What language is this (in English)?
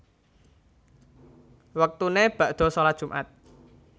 Javanese